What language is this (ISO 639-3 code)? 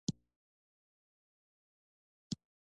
pus